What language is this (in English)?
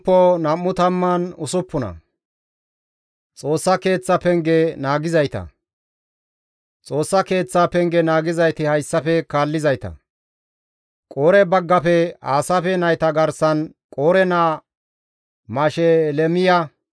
Gamo